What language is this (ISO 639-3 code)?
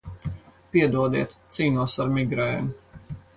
lav